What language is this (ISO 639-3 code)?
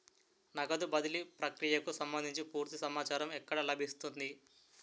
tel